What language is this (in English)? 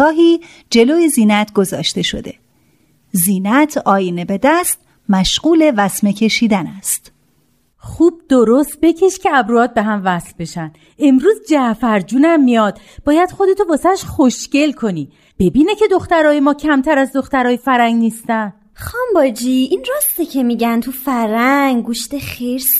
Persian